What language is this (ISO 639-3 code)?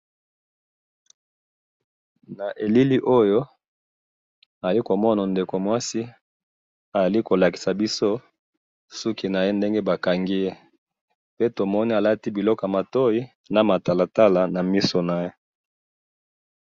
lin